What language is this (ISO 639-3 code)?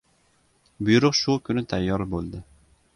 uzb